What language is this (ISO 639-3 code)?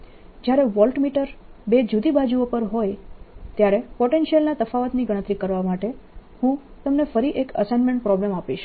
guj